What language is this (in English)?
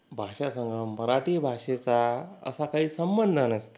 Marathi